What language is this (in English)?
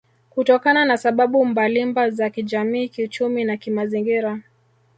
Swahili